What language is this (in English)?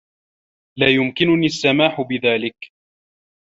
Arabic